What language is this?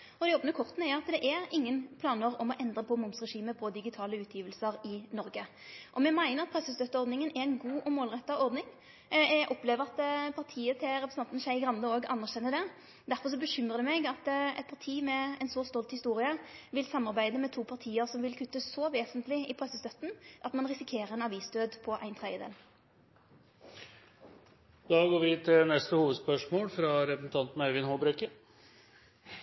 Norwegian Nynorsk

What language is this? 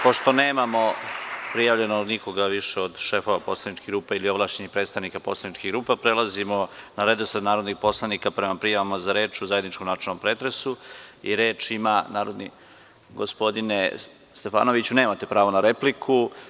Serbian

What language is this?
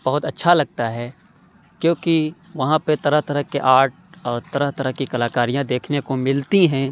Urdu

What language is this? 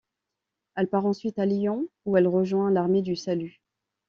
French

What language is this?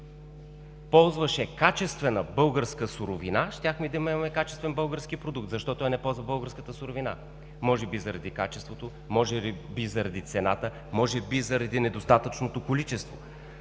Bulgarian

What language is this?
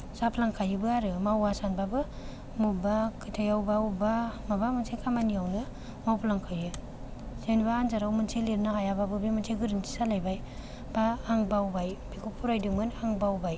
Bodo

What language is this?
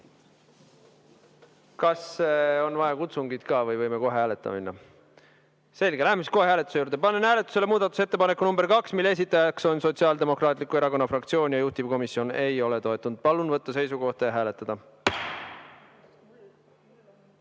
Estonian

